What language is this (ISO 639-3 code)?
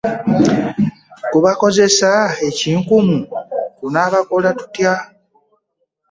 lug